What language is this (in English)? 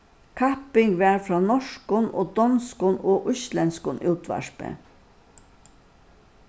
Faroese